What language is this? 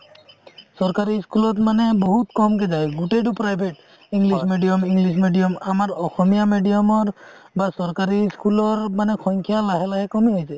Assamese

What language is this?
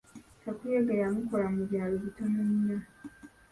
Ganda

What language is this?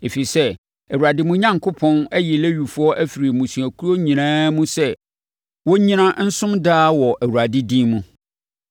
Akan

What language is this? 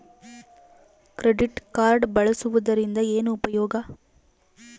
Kannada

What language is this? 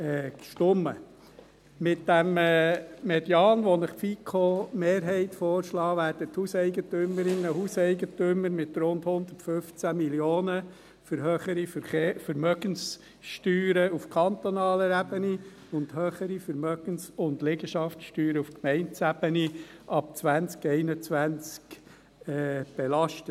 Swiss German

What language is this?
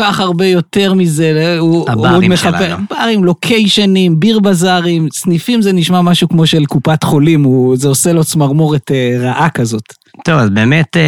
Hebrew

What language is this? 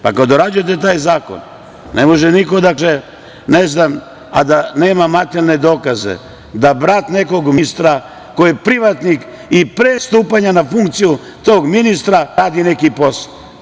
Serbian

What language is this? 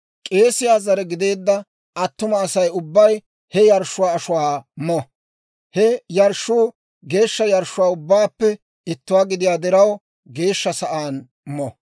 Dawro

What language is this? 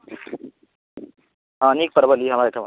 Maithili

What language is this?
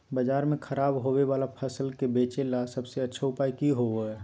Magahi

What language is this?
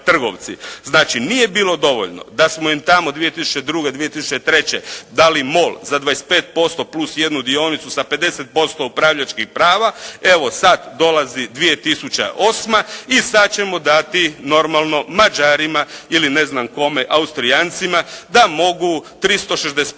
Croatian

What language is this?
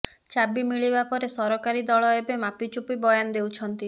Odia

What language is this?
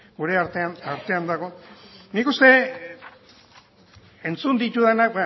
Basque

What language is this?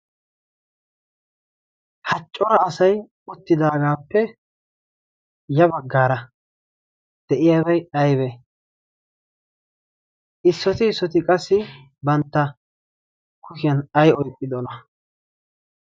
Wolaytta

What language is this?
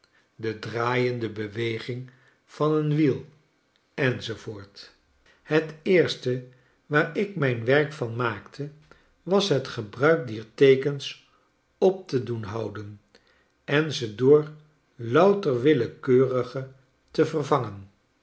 Dutch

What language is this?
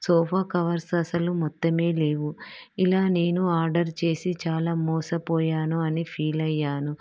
Telugu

